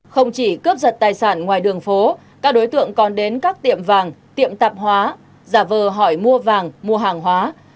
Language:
Vietnamese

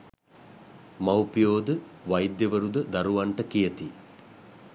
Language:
Sinhala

